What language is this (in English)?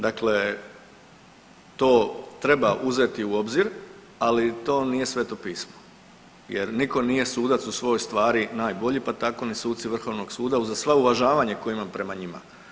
Croatian